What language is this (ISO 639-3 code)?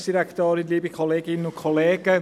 gsw